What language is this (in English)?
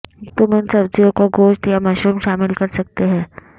Urdu